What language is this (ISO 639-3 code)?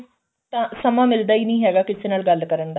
pan